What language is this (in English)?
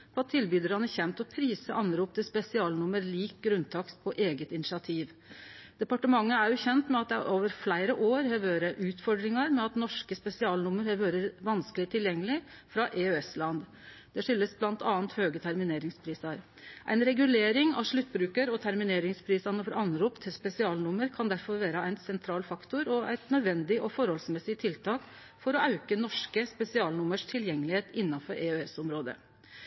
Norwegian Nynorsk